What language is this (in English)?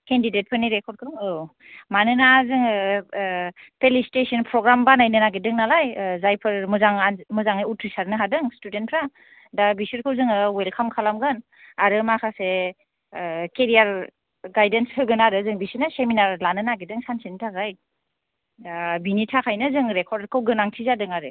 Bodo